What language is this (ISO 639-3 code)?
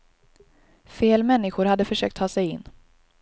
swe